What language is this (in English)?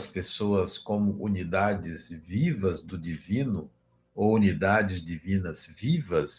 Portuguese